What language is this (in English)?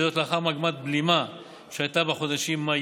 Hebrew